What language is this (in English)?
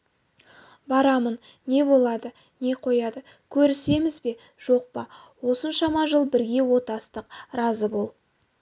Kazakh